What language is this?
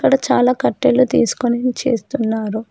Telugu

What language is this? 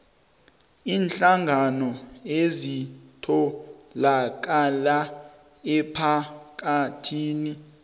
South Ndebele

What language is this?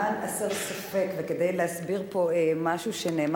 Hebrew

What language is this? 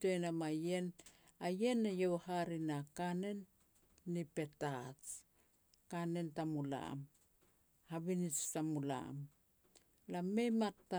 Petats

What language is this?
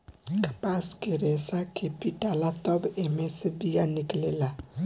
Bhojpuri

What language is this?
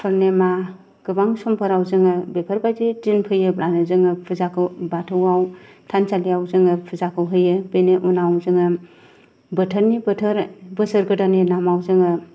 Bodo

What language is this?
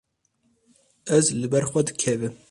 Kurdish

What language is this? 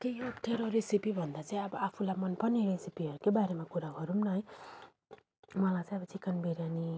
Nepali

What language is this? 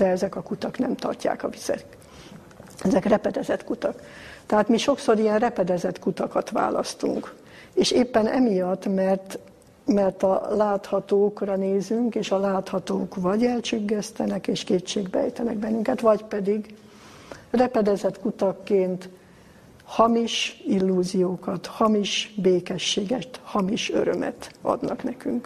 Hungarian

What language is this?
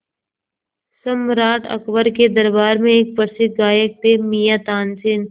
Hindi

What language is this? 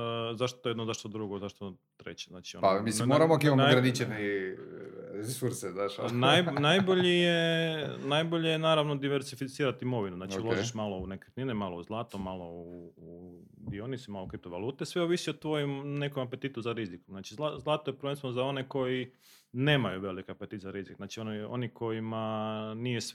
Croatian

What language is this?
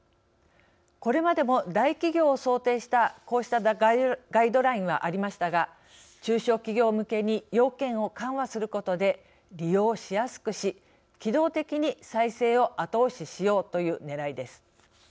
Japanese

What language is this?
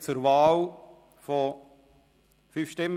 Swiss German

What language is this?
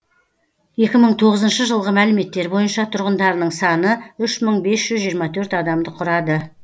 Kazakh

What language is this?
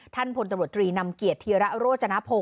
Thai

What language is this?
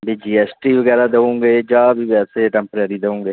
Punjabi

